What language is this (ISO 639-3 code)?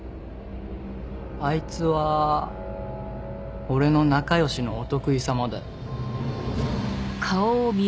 jpn